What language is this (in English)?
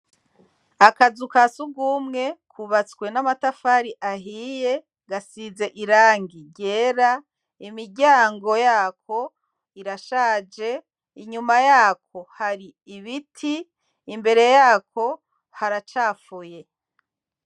Rundi